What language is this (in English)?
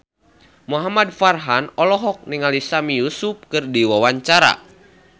Sundanese